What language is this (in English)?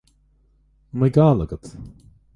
Irish